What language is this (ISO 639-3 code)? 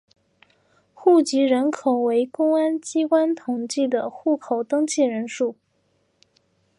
zho